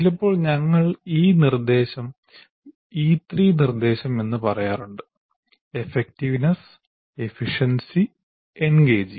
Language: Malayalam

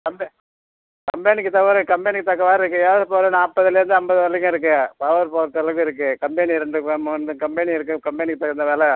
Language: Tamil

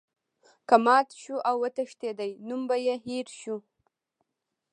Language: Pashto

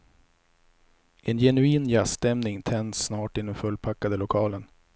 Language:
Swedish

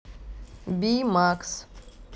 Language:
Russian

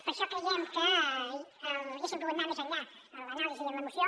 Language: Catalan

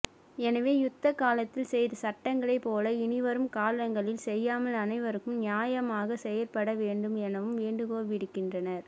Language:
Tamil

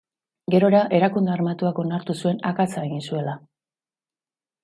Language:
Basque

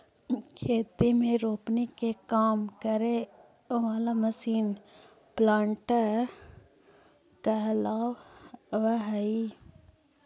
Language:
Magahi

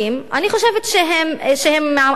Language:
Hebrew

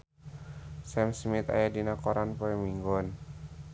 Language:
Sundanese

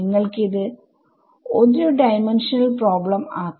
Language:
Malayalam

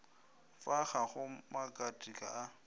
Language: Northern Sotho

